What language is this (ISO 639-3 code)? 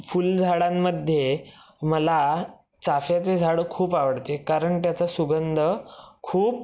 mar